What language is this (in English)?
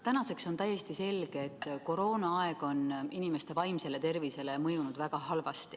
Estonian